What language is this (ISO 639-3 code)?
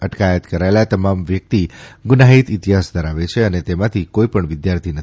guj